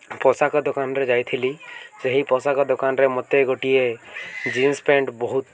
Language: Odia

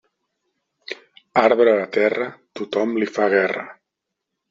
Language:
Catalan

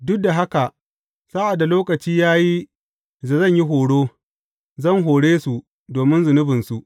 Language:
Hausa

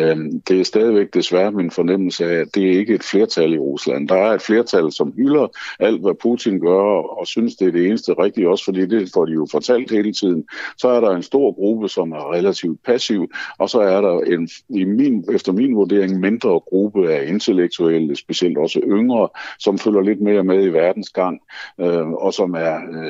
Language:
Danish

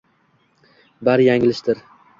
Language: Uzbek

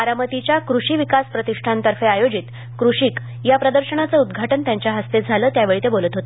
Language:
Marathi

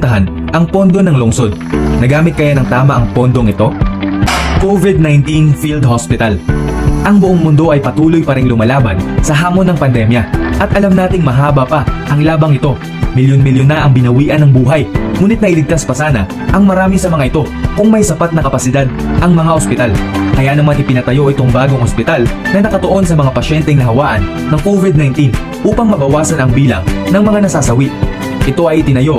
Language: Filipino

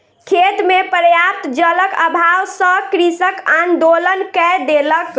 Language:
Maithili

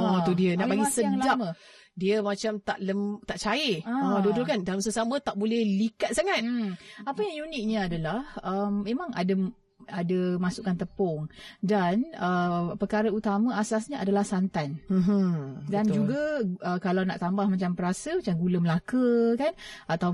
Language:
Malay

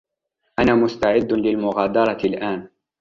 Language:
Arabic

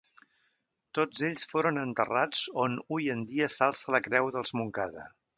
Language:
Catalan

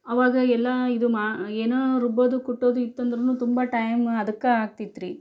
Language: Kannada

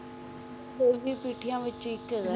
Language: Punjabi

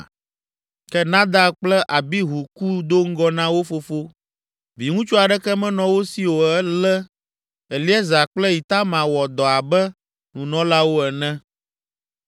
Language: Ewe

